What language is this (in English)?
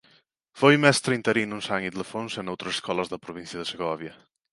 Galician